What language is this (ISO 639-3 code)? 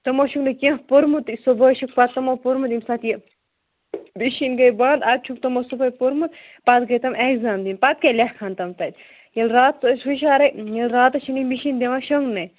kas